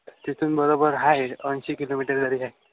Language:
Marathi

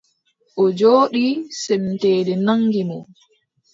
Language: Adamawa Fulfulde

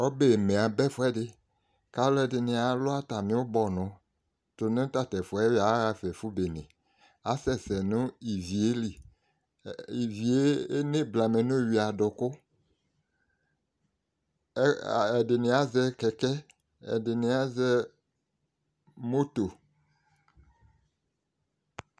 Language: Ikposo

